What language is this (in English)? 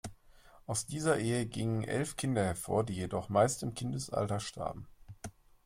German